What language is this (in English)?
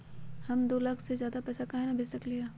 Magahi